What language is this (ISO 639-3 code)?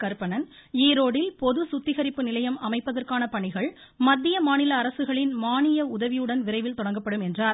tam